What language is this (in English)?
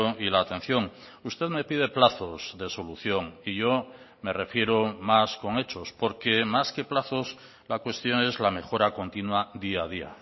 Spanish